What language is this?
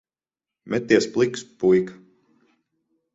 Latvian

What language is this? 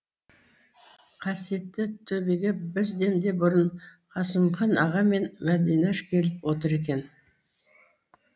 Kazakh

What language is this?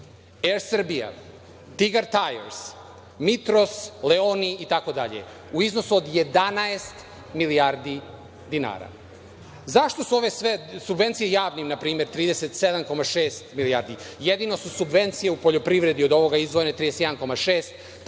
Serbian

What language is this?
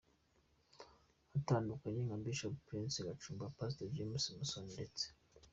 Kinyarwanda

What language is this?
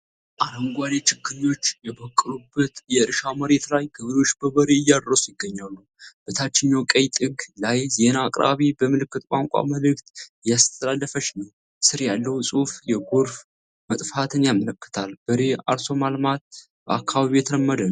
Amharic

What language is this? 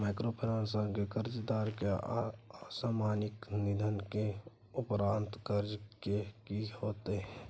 Maithili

